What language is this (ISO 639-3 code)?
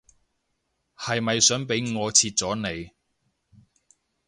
yue